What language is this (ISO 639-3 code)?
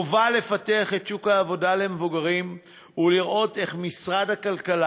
heb